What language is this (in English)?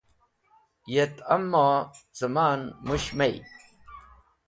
Wakhi